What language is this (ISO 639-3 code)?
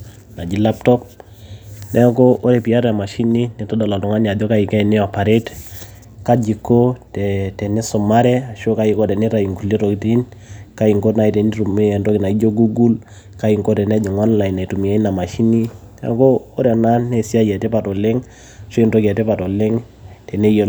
mas